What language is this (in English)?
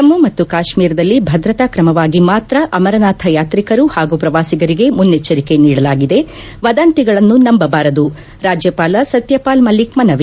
Kannada